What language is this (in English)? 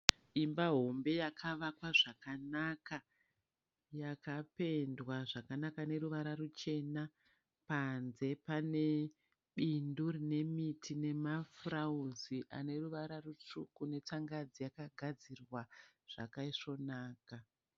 Shona